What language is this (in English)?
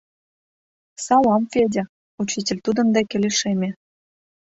Mari